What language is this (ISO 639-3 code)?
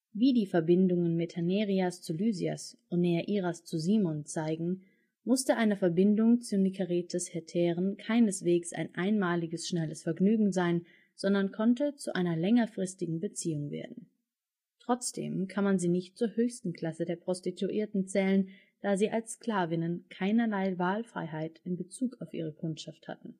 deu